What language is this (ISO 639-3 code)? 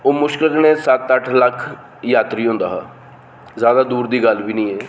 doi